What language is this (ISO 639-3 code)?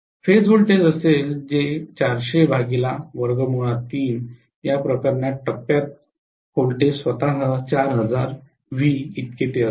mar